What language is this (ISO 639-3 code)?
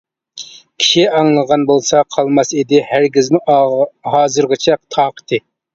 uig